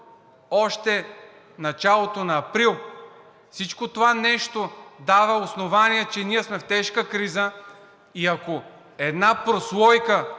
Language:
Bulgarian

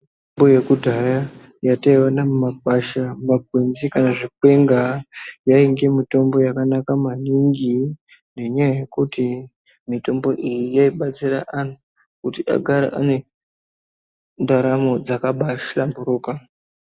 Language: Ndau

